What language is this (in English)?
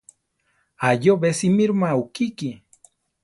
Central Tarahumara